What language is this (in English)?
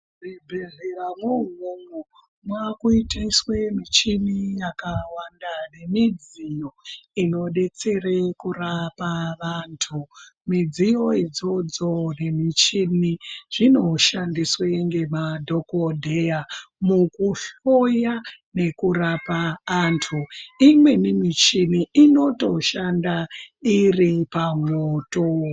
Ndau